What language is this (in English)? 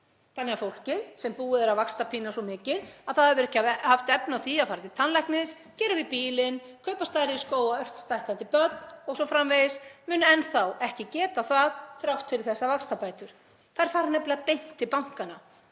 Icelandic